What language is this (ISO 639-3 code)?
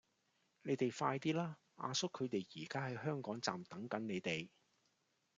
yue